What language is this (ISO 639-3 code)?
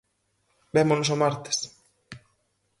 glg